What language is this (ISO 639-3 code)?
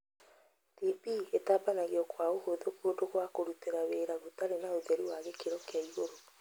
kik